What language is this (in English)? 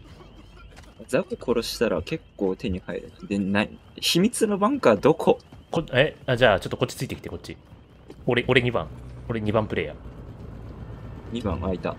Japanese